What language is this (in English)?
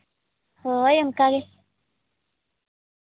Santali